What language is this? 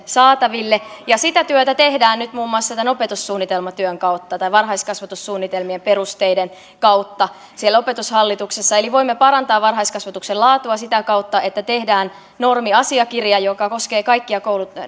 Finnish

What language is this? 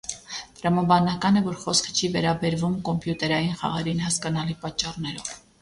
Armenian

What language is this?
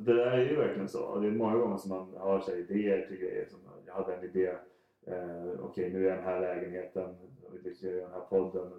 Swedish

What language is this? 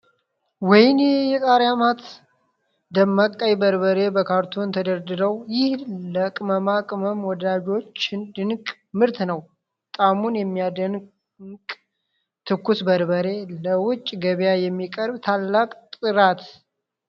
Amharic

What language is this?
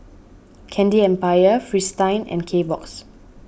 English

